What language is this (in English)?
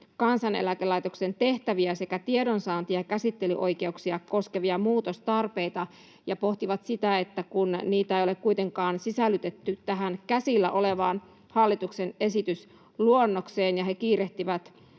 Finnish